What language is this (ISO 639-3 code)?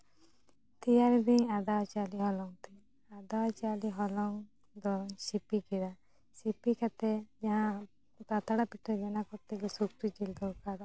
sat